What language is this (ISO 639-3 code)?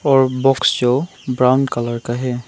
hin